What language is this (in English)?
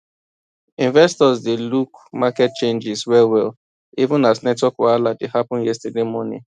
Nigerian Pidgin